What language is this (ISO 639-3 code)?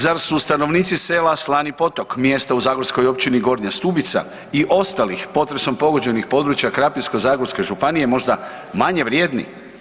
hrv